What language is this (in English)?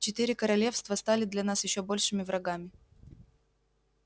Russian